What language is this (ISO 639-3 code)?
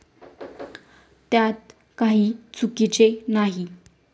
mar